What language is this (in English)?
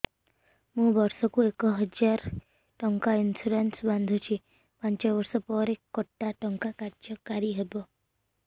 Odia